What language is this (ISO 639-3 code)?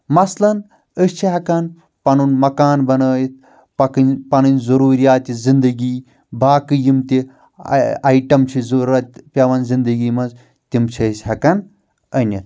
kas